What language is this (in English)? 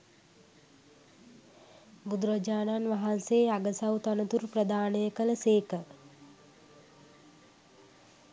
Sinhala